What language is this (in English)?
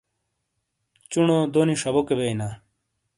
Shina